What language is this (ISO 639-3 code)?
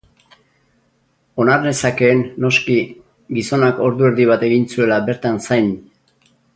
eus